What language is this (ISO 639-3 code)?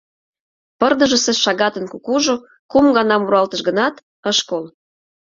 chm